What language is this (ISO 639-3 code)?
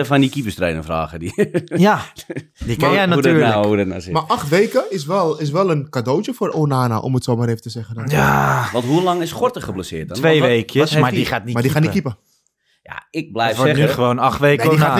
nld